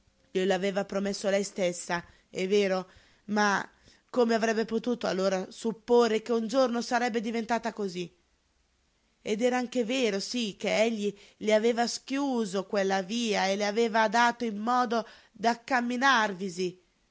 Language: Italian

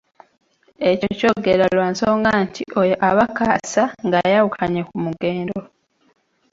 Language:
Ganda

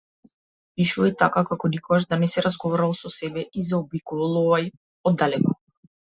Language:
Macedonian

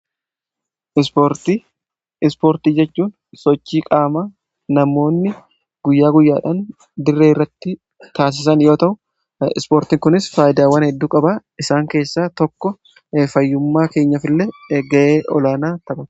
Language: Oromo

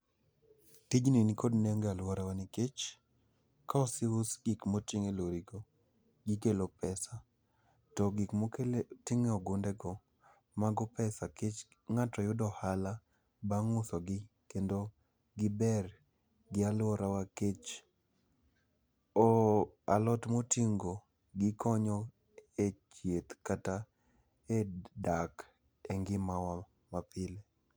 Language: Luo (Kenya and Tanzania)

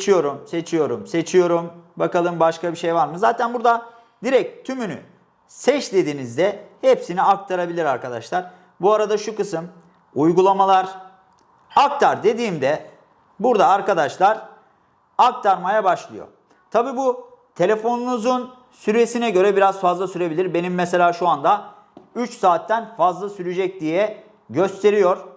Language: Turkish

